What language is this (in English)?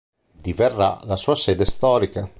Italian